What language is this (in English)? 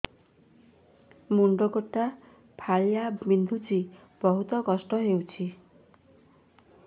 Odia